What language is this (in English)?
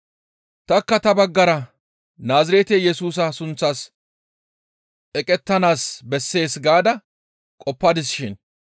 Gamo